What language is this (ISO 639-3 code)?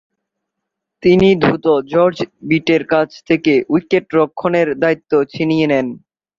ben